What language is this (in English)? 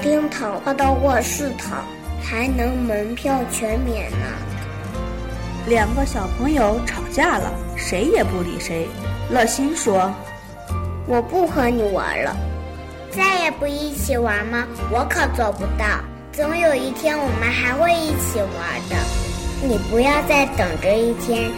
Chinese